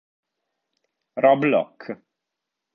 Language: Italian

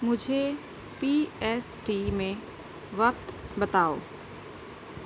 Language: Urdu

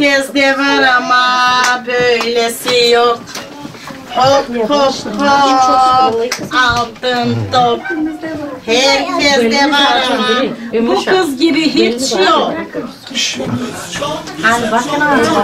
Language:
Turkish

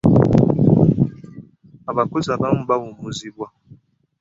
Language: Ganda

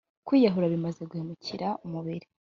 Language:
Kinyarwanda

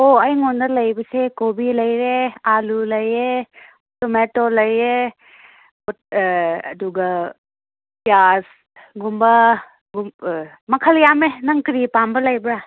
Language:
Manipuri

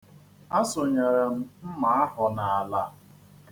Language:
Igbo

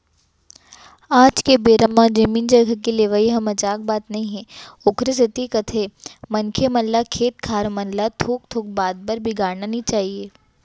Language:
Chhattisgarhi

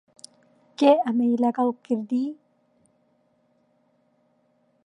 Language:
Central Kurdish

